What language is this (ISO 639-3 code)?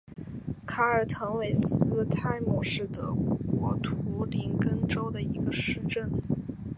zho